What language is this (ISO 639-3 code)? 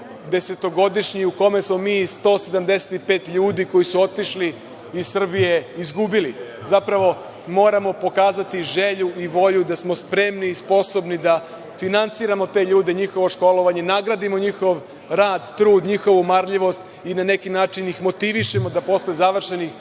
srp